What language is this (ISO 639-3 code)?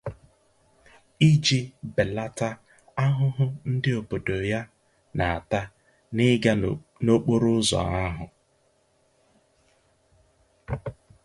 ibo